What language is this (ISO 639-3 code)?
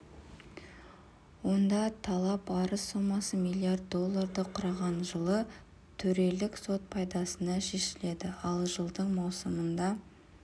kaz